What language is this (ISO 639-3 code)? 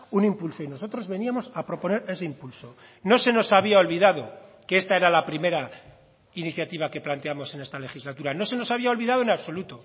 spa